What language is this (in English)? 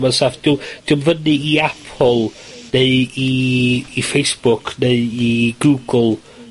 Welsh